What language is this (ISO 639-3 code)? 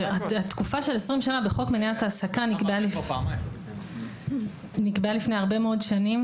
heb